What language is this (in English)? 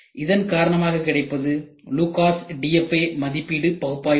Tamil